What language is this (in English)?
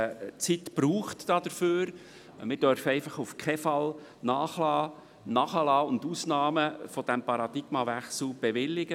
Swiss German